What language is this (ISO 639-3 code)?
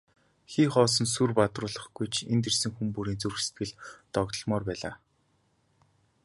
mon